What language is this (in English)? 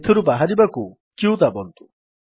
Odia